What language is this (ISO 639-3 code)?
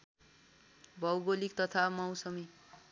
nep